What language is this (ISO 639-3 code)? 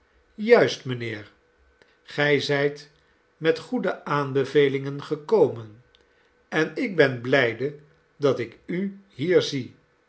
nld